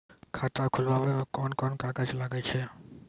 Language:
Maithili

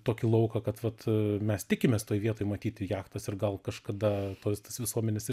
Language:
Lithuanian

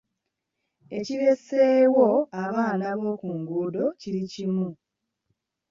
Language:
Ganda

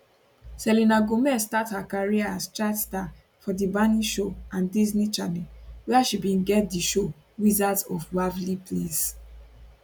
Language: Nigerian Pidgin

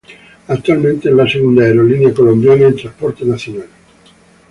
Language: Spanish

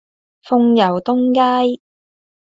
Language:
Cantonese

